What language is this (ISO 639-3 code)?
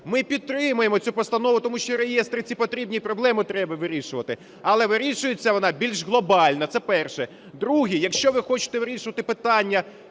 ukr